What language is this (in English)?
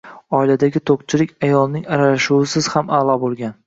Uzbek